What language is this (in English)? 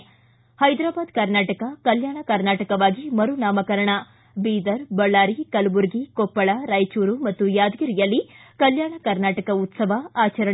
Kannada